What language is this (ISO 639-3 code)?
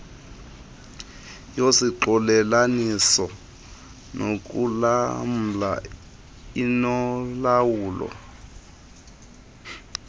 xho